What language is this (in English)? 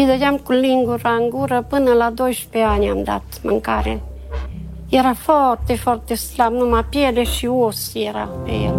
Romanian